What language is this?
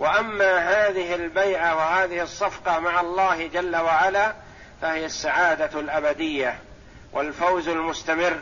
Arabic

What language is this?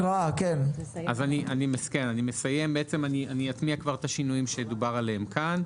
Hebrew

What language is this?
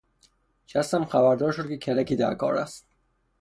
Persian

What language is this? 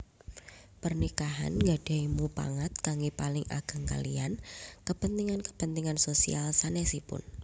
Javanese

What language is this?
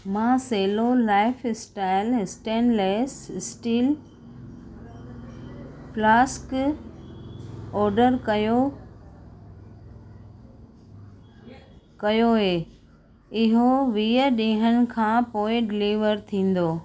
Sindhi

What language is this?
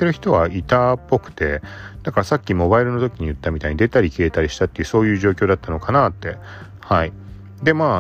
Japanese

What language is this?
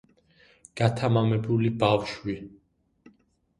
Georgian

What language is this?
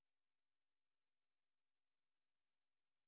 Indonesian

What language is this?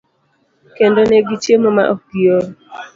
Luo (Kenya and Tanzania)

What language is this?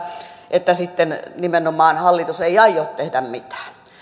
Finnish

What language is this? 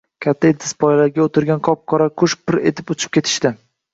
Uzbek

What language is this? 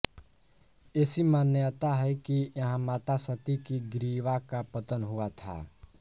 Hindi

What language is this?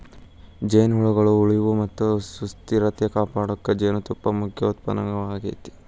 Kannada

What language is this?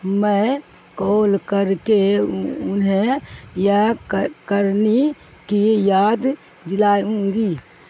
Urdu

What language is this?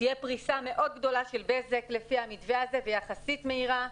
Hebrew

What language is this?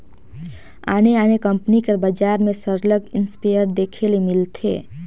Chhattisgarhi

